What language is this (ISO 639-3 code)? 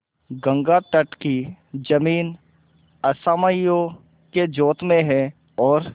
hin